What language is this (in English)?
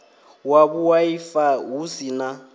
Venda